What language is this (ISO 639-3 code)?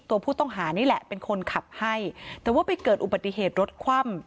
tha